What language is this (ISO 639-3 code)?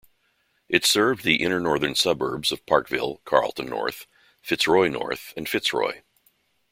eng